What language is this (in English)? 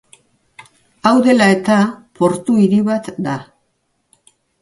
Basque